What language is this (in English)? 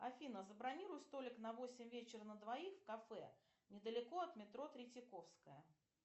Russian